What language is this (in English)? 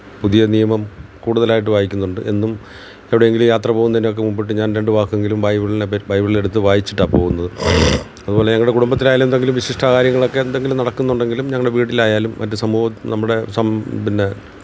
Malayalam